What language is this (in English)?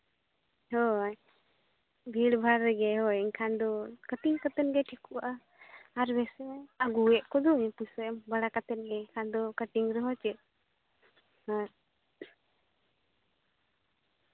Santali